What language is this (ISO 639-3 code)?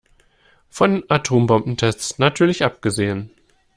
deu